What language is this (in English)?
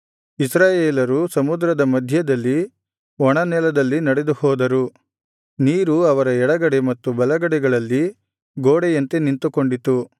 Kannada